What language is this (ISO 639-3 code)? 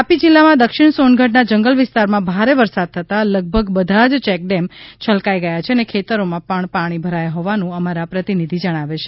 guj